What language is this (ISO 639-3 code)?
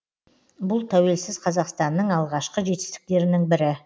kaz